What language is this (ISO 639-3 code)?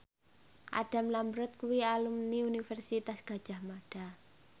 jav